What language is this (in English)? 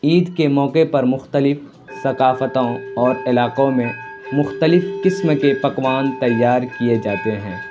Urdu